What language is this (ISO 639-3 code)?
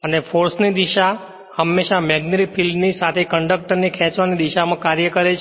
guj